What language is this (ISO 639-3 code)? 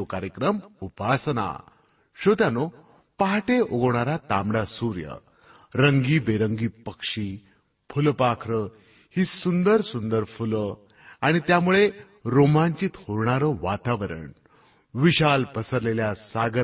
mar